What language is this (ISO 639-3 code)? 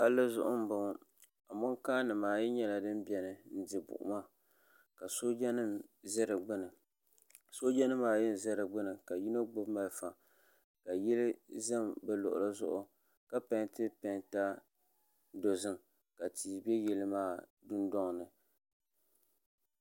dag